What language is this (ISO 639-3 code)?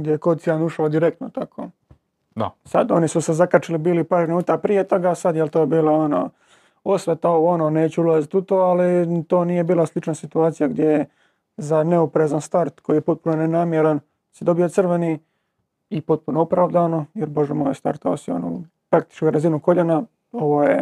hrv